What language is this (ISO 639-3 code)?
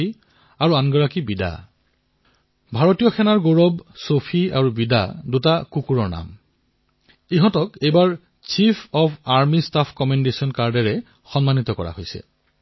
asm